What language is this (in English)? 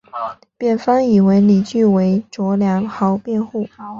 Chinese